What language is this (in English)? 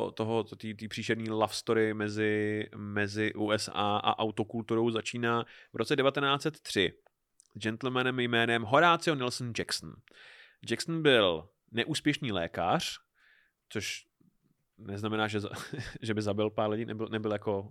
Czech